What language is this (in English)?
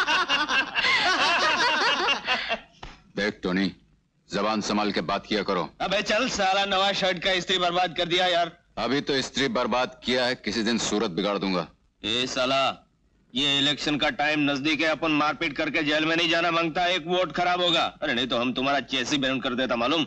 Hindi